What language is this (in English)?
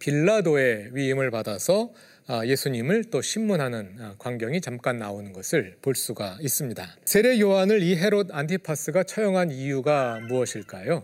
Korean